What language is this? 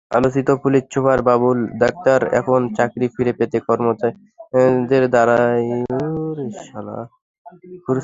Bangla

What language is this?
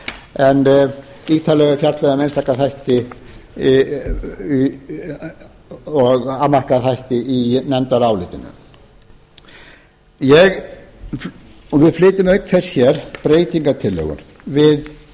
Icelandic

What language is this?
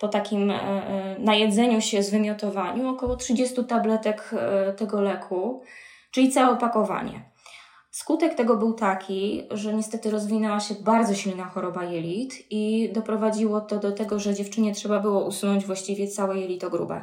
Polish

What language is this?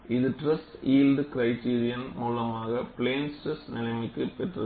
Tamil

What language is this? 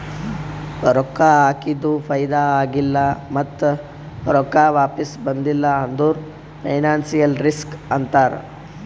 Kannada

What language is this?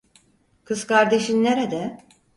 Turkish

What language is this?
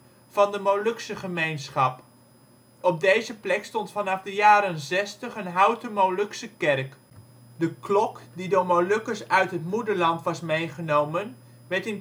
Dutch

